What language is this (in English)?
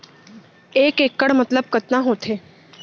Chhattisgarhi